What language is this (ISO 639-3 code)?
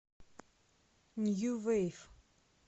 rus